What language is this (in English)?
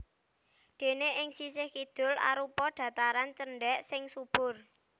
Javanese